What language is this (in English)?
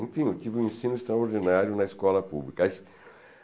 Portuguese